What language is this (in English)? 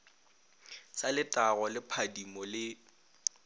Northern Sotho